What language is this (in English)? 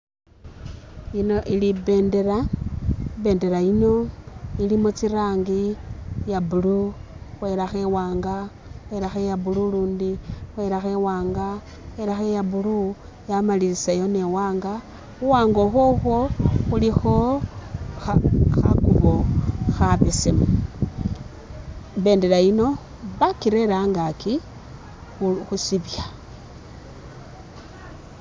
Masaaba